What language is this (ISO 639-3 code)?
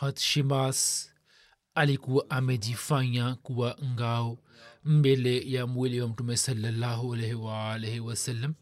swa